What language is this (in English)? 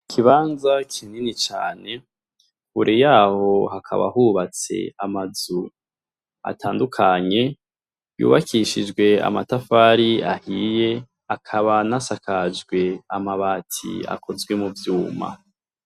Rundi